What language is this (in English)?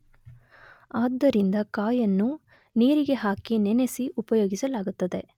Kannada